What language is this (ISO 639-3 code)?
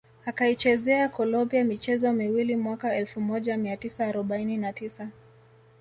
swa